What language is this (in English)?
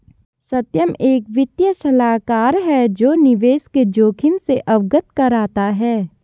Hindi